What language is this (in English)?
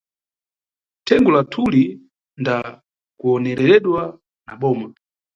Nyungwe